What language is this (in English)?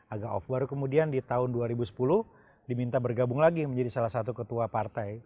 Indonesian